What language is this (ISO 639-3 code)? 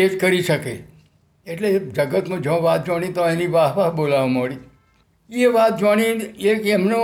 guj